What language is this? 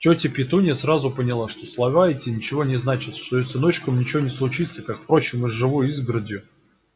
Russian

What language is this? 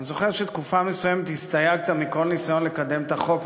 Hebrew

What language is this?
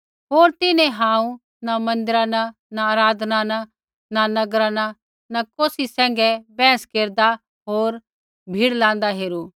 Kullu Pahari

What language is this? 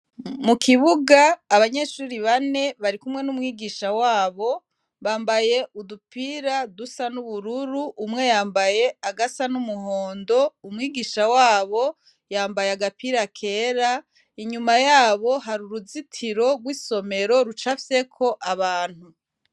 Rundi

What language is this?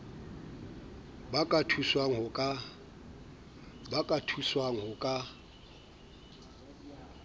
Southern Sotho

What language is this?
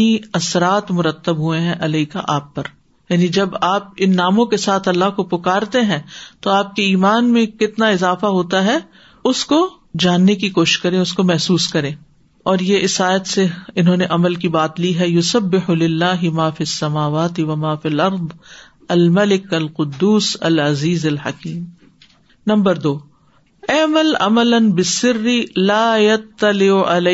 Urdu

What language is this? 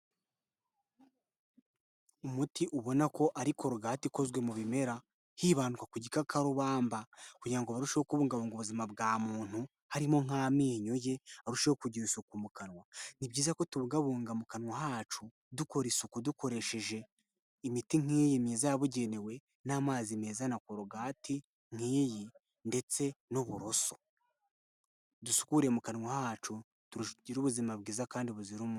Kinyarwanda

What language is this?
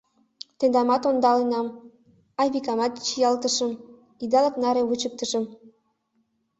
Mari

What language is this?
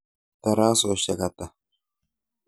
Kalenjin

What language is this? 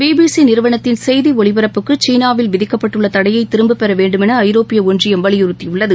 Tamil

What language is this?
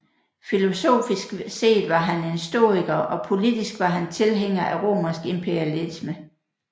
Danish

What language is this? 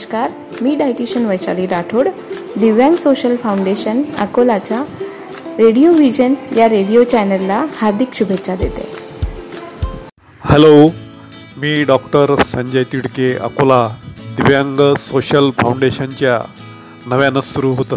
Hindi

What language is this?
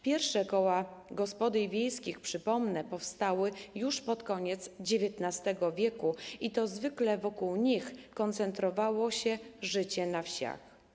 Polish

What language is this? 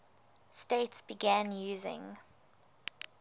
English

